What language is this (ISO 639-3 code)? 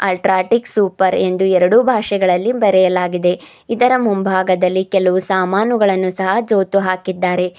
kan